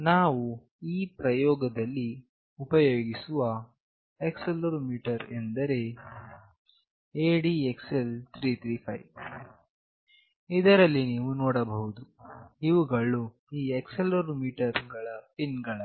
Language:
Kannada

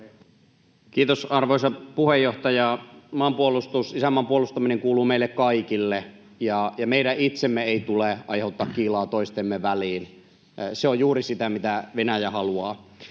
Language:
Finnish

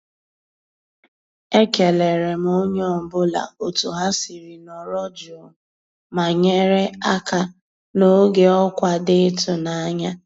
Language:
Igbo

